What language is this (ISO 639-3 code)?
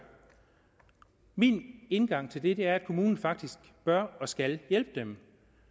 dan